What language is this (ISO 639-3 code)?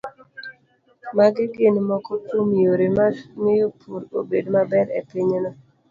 luo